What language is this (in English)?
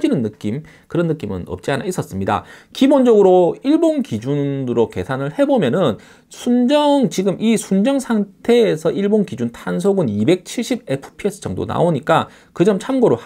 Korean